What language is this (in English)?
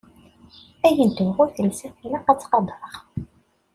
Kabyle